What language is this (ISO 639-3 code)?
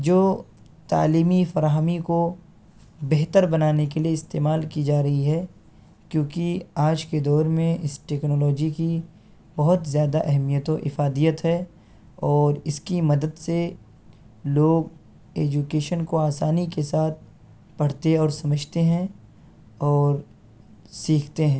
urd